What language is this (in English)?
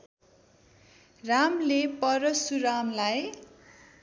Nepali